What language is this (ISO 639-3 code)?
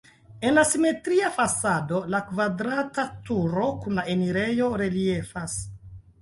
epo